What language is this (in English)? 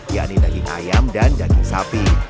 Indonesian